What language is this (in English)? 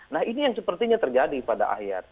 Indonesian